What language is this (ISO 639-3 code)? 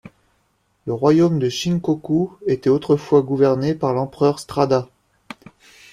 fra